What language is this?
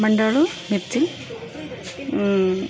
Kannada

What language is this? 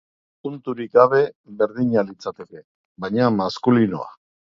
Basque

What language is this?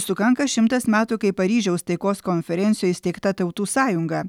Lithuanian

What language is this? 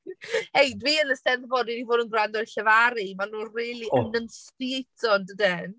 Welsh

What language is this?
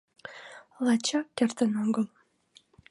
Mari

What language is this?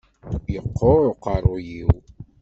Kabyle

